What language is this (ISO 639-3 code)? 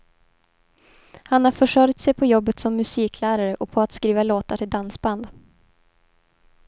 swe